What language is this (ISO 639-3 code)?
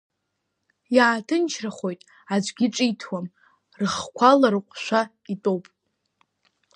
abk